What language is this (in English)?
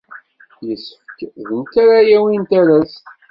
Kabyle